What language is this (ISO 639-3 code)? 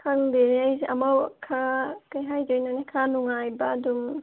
mni